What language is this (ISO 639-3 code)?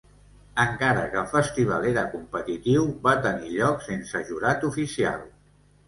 cat